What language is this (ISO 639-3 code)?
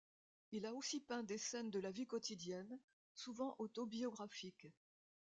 fra